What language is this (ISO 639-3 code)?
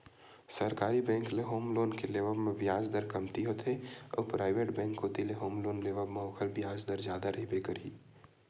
hne